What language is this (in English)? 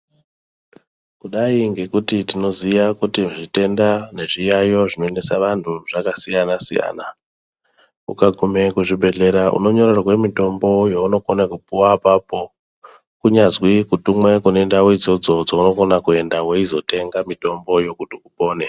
Ndau